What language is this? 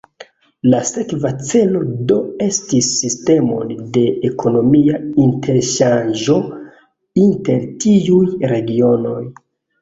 Esperanto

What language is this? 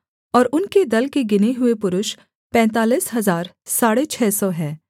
Hindi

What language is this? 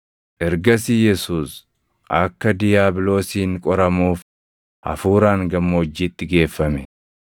Oromo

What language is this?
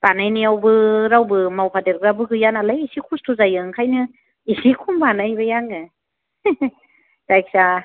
Bodo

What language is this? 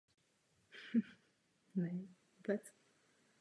Czech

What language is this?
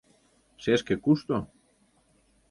Mari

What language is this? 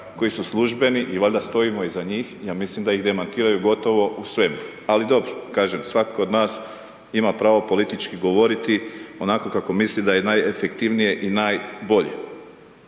Croatian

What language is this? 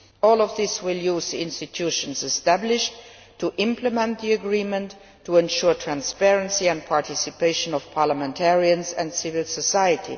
English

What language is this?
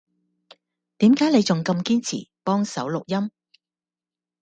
Cantonese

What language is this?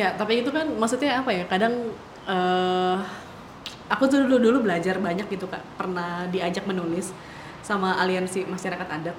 Indonesian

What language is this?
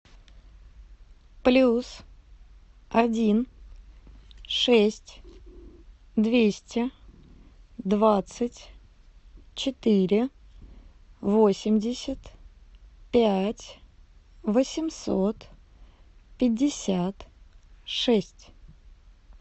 Russian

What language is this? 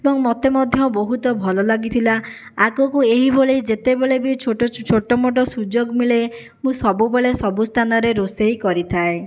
Odia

